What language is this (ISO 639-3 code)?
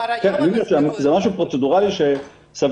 heb